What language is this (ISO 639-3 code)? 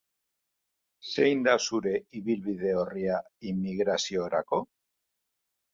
eus